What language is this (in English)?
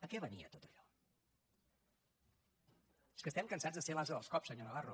Catalan